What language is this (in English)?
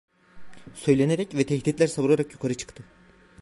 Turkish